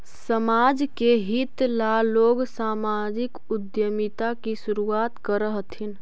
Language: Magahi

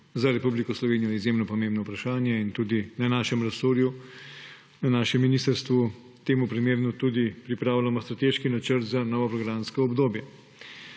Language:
Slovenian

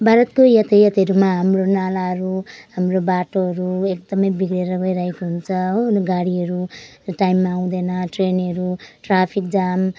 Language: Nepali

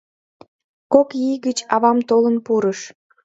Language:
Mari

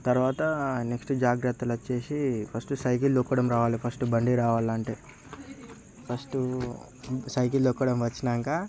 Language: Telugu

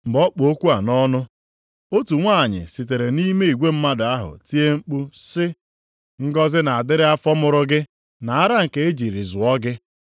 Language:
Igbo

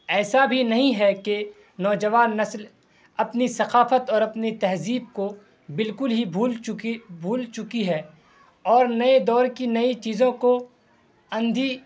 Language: Urdu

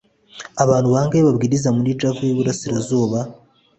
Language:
Kinyarwanda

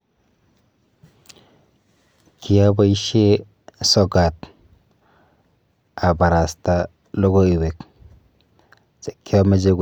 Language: Kalenjin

